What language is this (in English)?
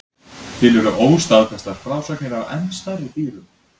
Icelandic